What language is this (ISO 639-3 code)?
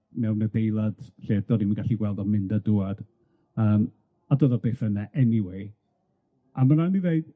cym